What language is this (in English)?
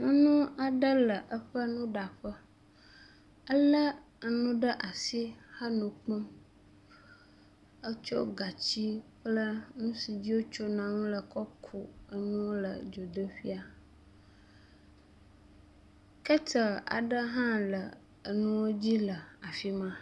Ewe